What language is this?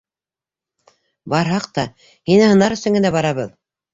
Bashkir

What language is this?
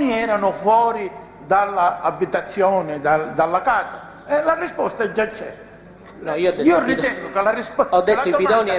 Italian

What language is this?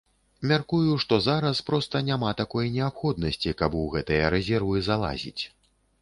Belarusian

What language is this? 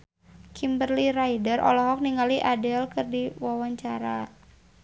Sundanese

